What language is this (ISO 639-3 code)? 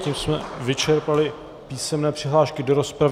ces